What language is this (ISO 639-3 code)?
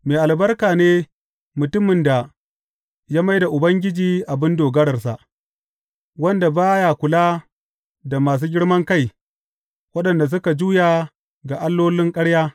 hau